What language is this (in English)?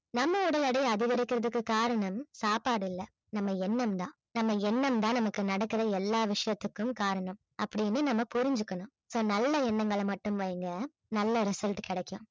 Tamil